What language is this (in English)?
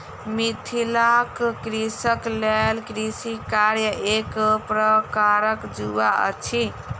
Maithili